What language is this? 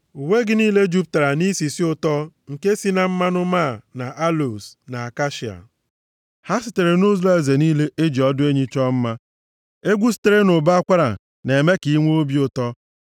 Igbo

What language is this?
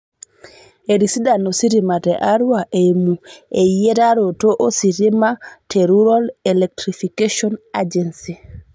Masai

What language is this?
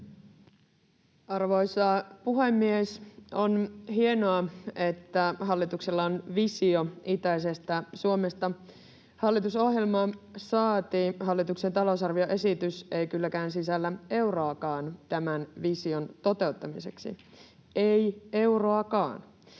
Finnish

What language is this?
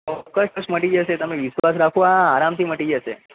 Gujarati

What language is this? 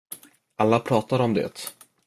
Swedish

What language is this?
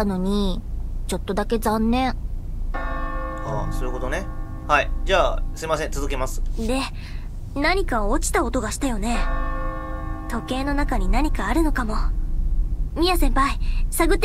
Japanese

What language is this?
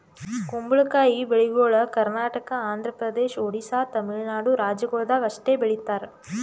Kannada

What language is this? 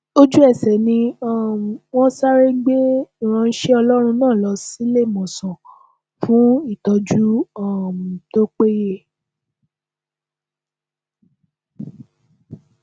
Yoruba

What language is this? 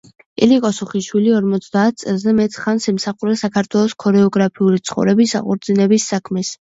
Georgian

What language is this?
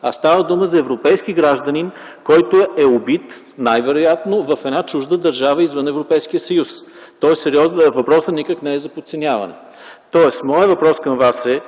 Bulgarian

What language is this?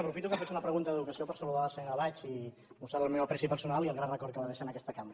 Catalan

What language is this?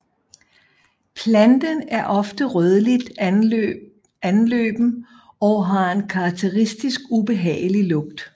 Danish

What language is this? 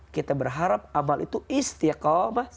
Indonesian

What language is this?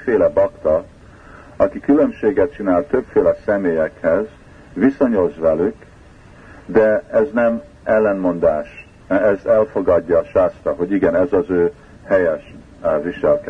Hungarian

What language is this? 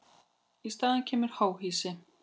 Icelandic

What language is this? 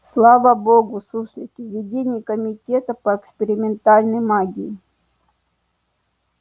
Russian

